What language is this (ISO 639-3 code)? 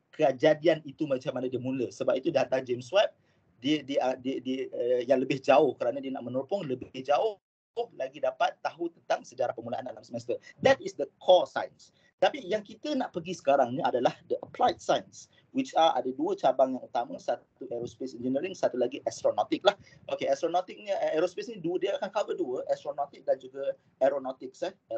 msa